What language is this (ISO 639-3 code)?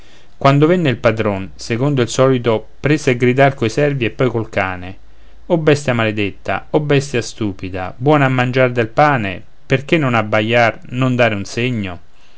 ita